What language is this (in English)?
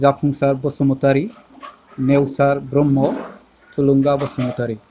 Bodo